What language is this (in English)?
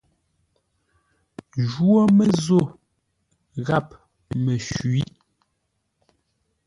Ngombale